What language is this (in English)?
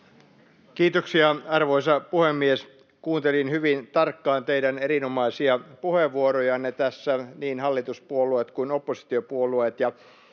Finnish